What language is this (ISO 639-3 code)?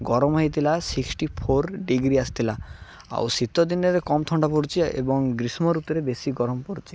ori